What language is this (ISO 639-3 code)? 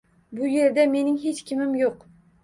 uzb